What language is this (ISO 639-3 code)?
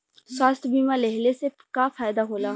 bho